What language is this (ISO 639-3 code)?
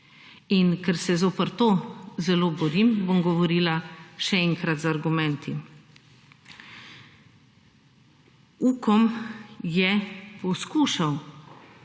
slv